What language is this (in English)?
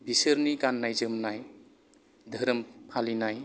Bodo